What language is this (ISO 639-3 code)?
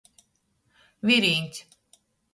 ltg